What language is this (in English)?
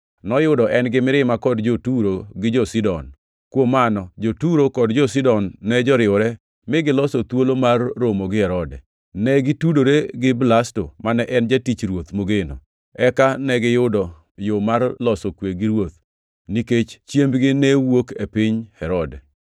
Luo (Kenya and Tanzania)